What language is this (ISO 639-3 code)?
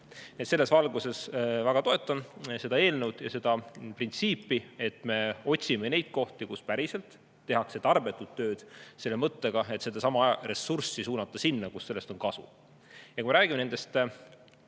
est